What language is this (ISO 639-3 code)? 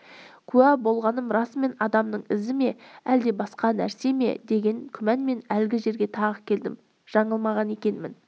kaz